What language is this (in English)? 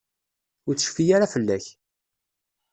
Kabyle